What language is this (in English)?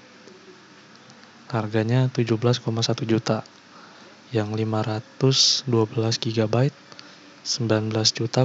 Indonesian